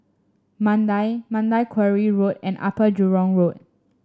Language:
English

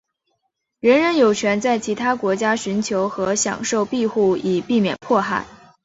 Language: Chinese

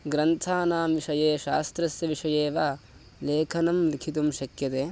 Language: Sanskrit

